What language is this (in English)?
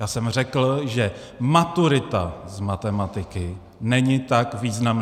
Czech